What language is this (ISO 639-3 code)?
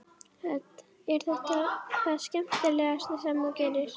isl